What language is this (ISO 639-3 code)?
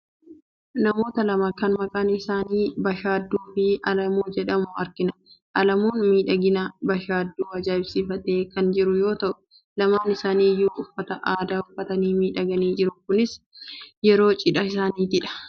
orm